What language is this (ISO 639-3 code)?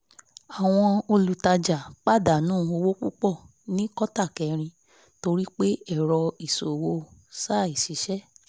yor